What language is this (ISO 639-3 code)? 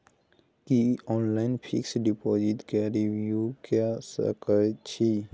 mai